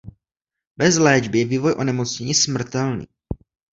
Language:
Czech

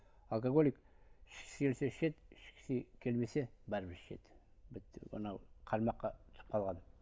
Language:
Kazakh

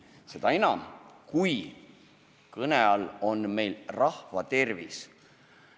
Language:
Estonian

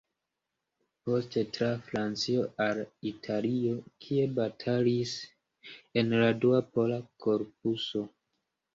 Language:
Esperanto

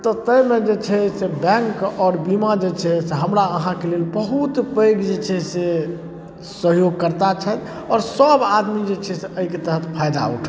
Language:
Maithili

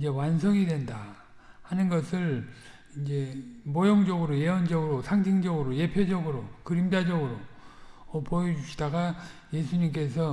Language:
Korean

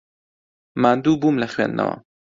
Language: Central Kurdish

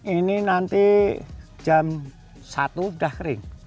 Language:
Indonesian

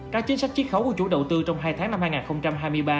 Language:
Vietnamese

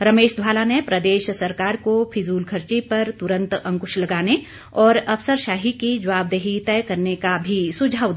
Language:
Hindi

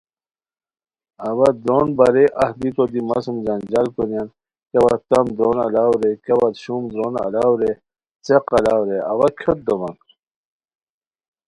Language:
Khowar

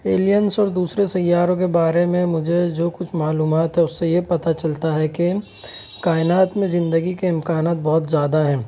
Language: Urdu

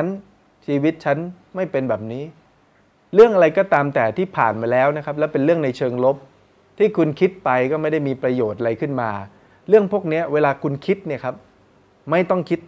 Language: Thai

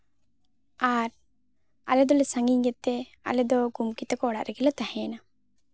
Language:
Santali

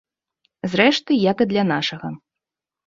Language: Belarusian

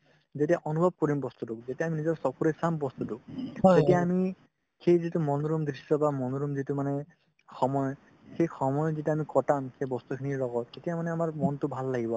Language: Assamese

